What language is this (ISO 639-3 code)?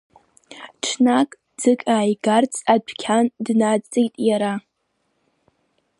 abk